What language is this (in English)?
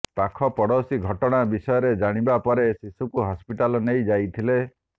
Odia